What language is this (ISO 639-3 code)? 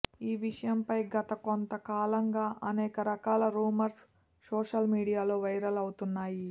tel